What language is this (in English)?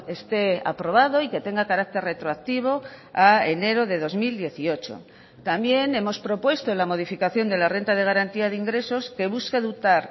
Spanish